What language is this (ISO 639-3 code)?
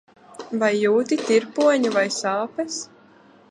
lav